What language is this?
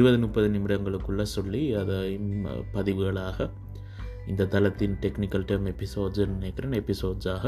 Tamil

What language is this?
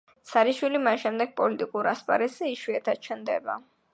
Georgian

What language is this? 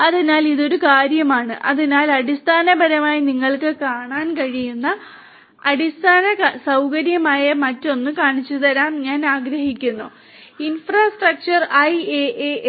Malayalam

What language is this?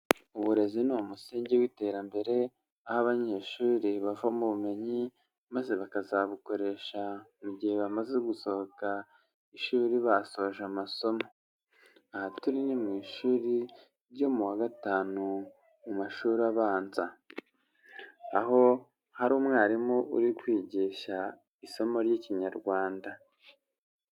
Kinyarwanda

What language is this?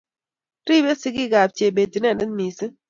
Kalenjin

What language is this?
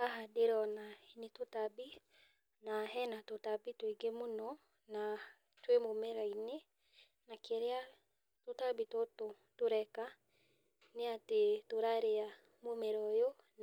Kikuyu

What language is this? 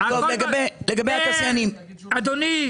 Hebrew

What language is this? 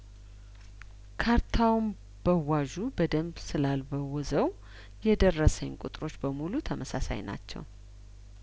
Amharic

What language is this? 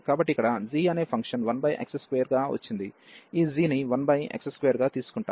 Telugu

